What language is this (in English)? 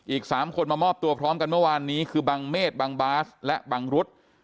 Thai